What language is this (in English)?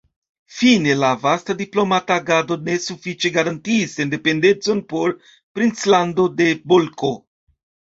Esperanto